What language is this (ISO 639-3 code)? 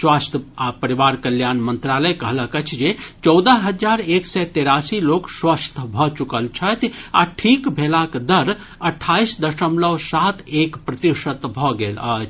mai